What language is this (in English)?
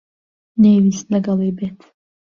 Central Kurdish